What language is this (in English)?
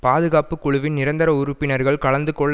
Tamil